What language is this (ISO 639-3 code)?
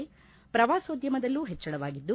kan